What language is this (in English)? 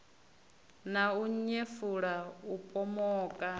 Venda